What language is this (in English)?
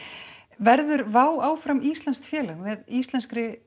Icelandic